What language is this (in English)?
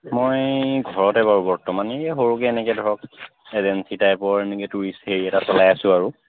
Assamese